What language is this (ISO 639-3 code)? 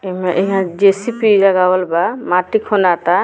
bho